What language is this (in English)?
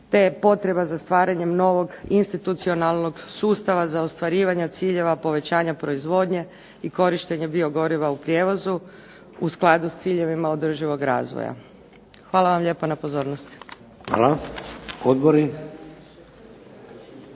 Croatian